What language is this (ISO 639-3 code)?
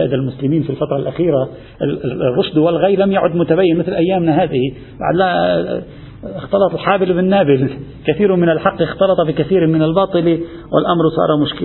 ara